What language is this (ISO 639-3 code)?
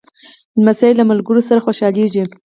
pus